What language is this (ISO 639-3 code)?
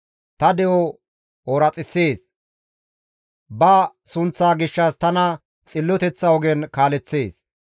gmv